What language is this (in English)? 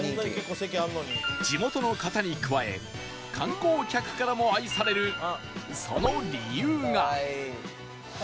Japanese